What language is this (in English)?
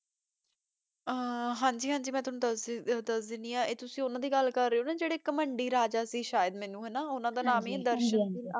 Punjabi